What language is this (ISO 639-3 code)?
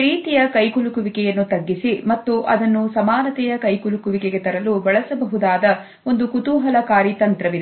kan